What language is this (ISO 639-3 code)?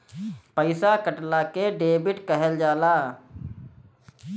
bho